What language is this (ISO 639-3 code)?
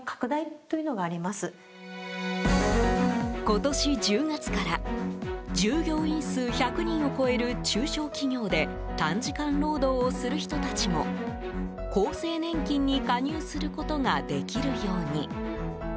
jpn